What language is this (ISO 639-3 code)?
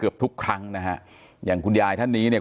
tha